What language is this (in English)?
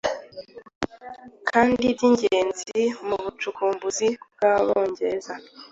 Kinyarwanda